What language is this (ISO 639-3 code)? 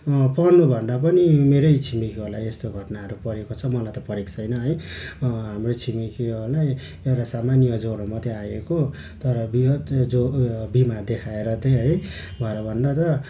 nep